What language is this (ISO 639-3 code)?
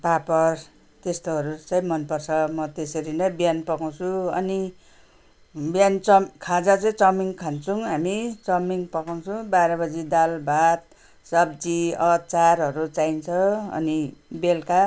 nep